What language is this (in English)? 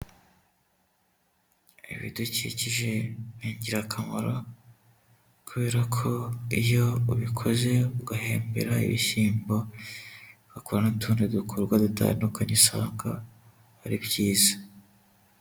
Kinyarwanda